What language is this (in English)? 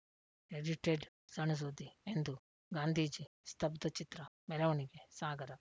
Kannada